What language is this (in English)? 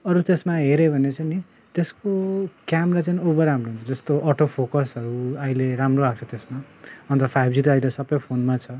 Nepali